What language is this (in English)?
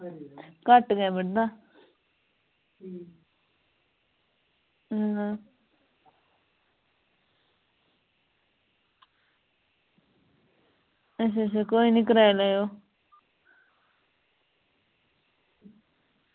Dogri